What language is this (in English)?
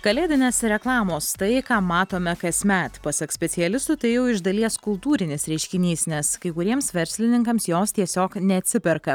Lithuanian